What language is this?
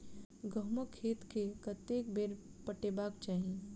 Maithili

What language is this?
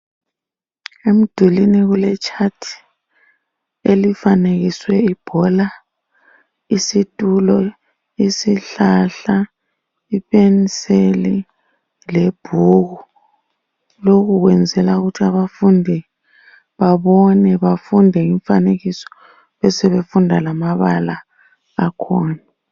North Ndebele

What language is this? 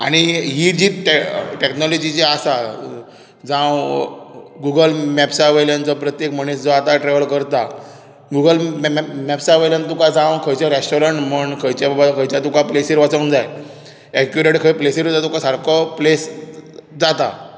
Konkani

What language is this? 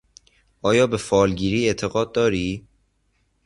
Persian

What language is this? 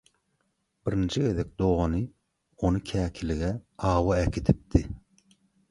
Turkmen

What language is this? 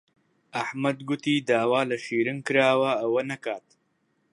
Central Kurdish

